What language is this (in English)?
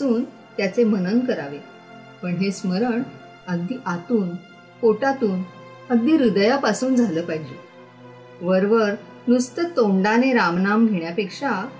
Marathi